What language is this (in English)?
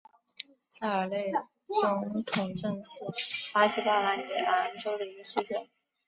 Chinese